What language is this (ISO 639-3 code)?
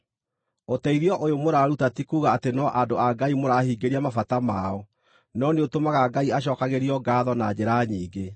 kik